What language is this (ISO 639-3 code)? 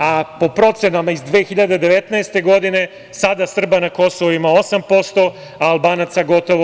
srp